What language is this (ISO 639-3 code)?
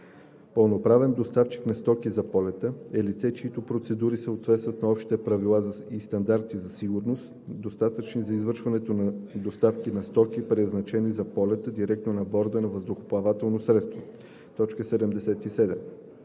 bul